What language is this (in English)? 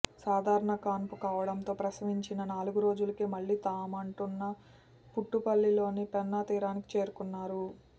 Telugu